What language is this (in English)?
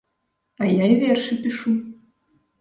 Belarusian